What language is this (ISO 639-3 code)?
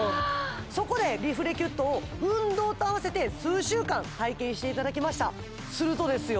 jpn